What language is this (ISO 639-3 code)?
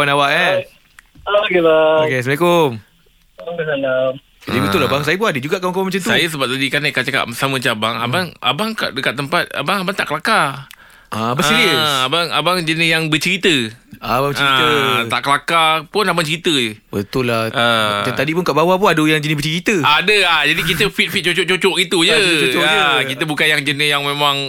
msa